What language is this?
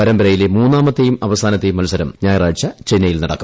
Malayalam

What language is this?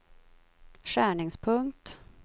Swedish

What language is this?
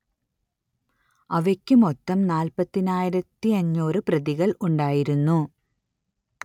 Malayalam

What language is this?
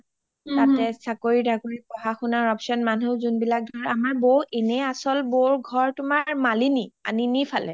Assamese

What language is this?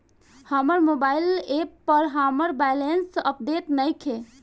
Bhojpuri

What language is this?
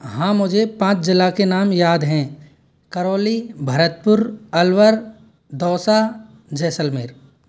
Hindi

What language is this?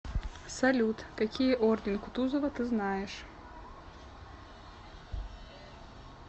Russian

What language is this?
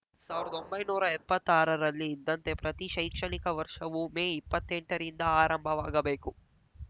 Kannada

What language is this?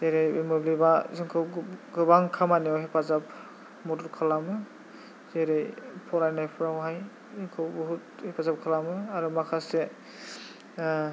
Bodo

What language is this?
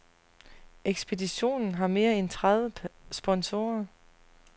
Danish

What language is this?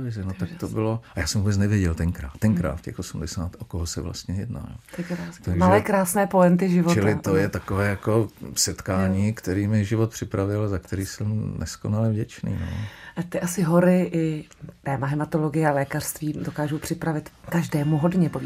Czech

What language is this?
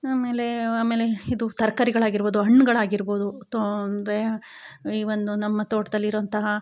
Kannada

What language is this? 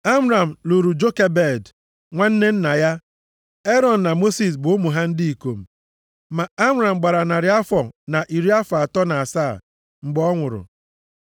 Igbo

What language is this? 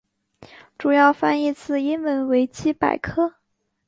Chinese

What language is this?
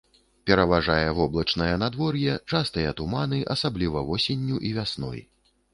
Belarusian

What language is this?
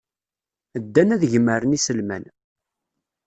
Kabyle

